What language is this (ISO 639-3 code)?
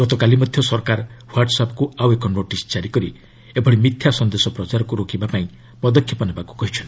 ori